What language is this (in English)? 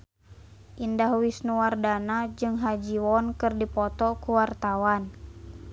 Sundanese